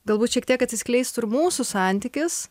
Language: Lithuanian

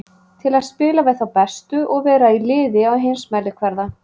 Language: Icelandic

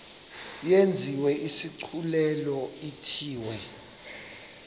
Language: Xhosa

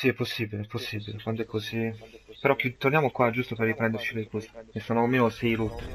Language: Italian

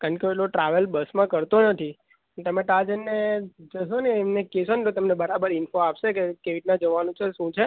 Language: Gujarati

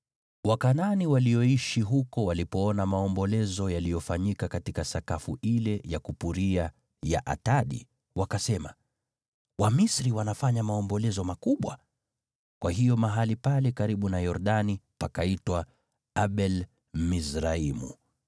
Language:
Swahili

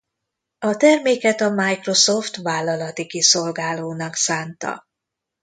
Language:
Hungarian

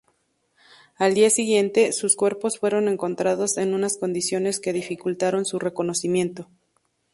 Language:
Spanish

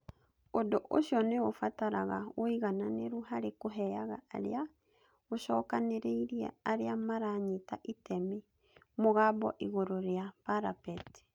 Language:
Kikuyu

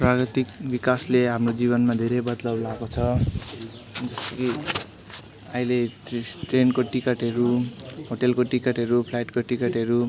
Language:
Nepali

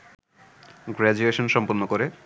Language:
Bangla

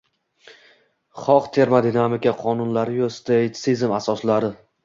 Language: Uzbek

